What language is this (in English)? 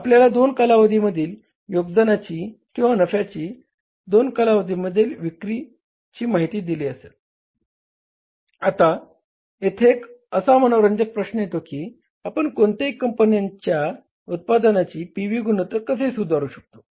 Marathi